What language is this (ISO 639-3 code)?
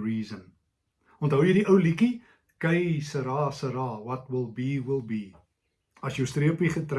nld